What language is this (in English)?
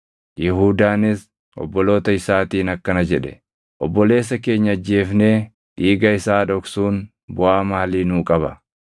Oromo